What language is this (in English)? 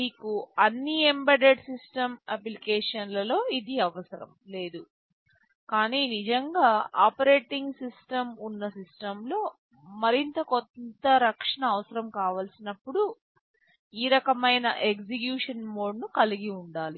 Telugu